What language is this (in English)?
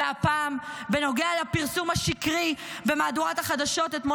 Hebrew